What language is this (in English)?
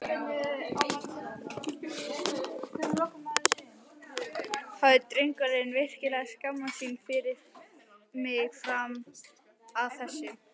Icelandic